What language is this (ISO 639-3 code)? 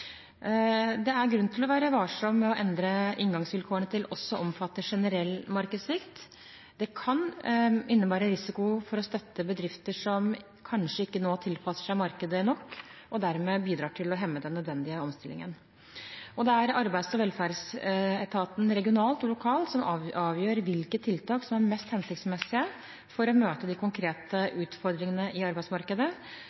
nob